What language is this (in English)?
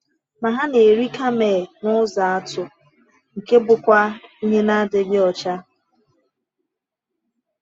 Igbo